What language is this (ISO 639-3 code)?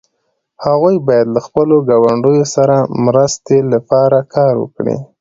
pus